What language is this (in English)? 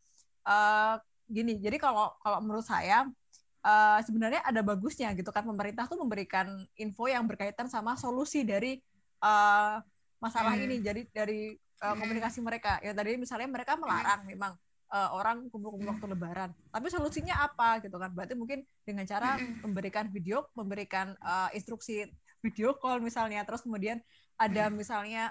Indonesian